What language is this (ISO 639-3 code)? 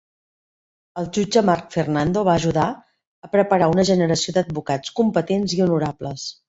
cat